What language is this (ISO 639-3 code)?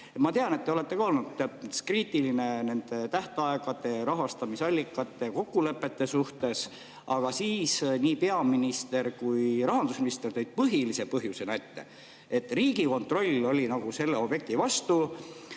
est